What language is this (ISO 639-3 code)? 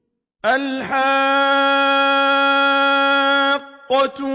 ara